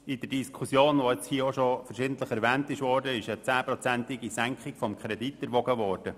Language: Swiss German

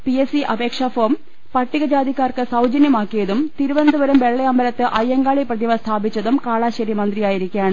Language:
Malayalam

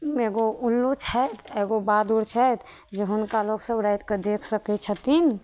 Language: Maithili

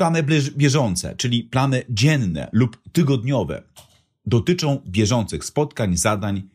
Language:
Polish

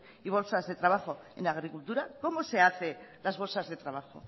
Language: Spanish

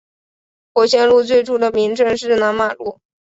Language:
Chinese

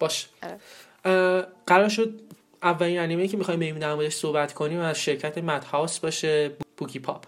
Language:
Persian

